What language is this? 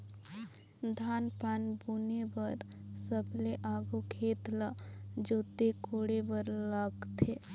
Chhattisgarhi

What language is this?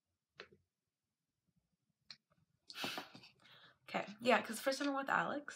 English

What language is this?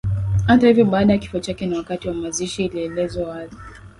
Swahili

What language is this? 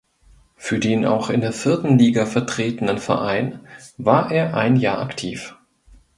German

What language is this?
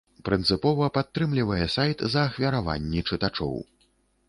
Belarusian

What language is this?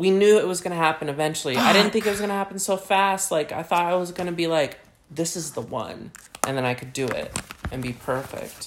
English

